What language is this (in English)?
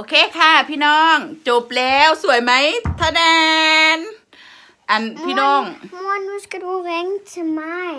Thai